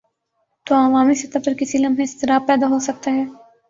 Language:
Urdu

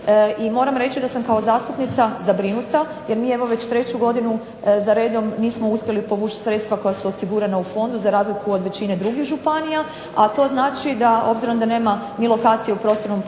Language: Croatian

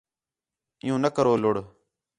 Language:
Khetrani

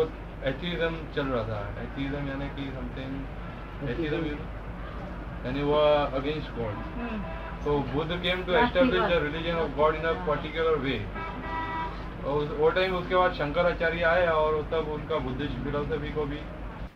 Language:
Gujarati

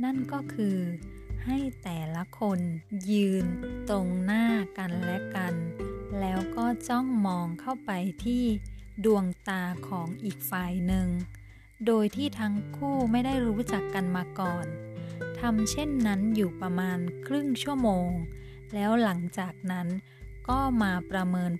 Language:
Thai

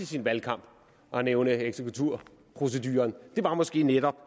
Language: Danish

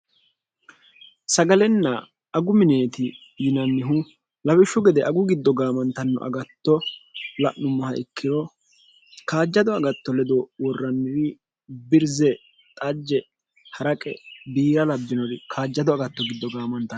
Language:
Sidamo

